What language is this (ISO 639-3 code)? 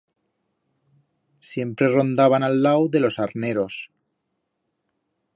arg